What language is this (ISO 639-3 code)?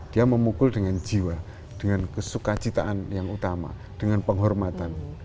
ind